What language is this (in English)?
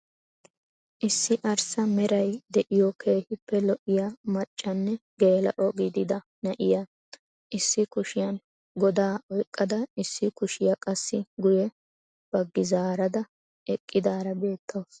Wolaytta